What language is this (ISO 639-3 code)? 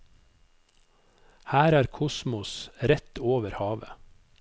nor